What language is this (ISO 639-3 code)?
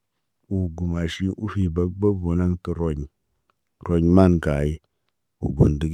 mne